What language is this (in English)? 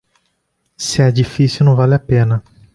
Portuguese